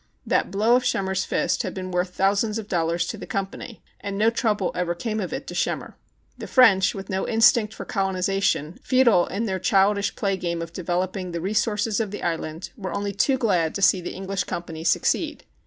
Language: English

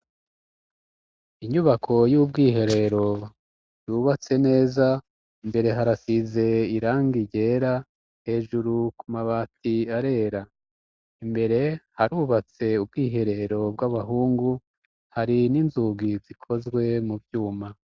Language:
Rundi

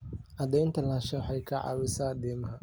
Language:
Somali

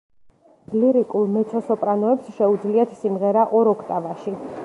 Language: Georgian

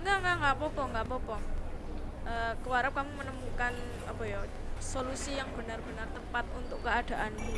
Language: Indonesian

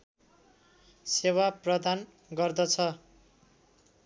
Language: Nepali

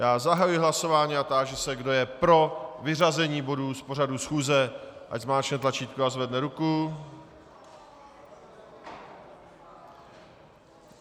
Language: Czech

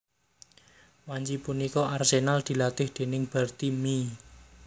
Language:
Javanese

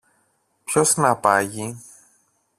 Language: Greek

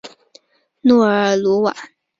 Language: Chinese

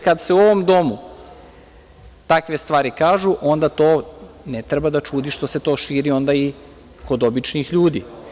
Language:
Serbian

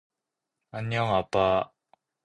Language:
Korean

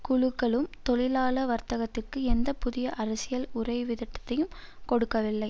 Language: Tamil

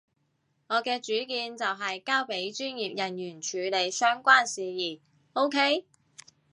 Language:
Cantonese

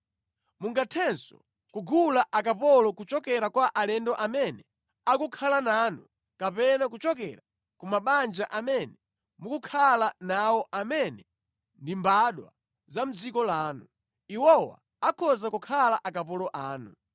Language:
Nyanja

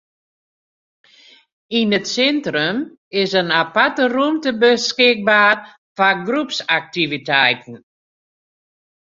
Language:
Western Frisian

